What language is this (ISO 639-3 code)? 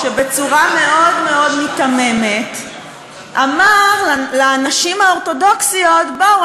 heb